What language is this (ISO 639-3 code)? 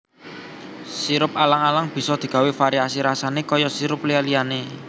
jav